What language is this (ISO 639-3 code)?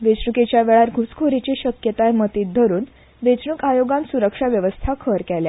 kok